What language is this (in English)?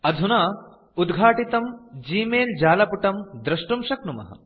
Sanskrit